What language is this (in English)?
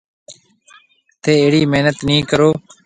Marwari (Pakistan)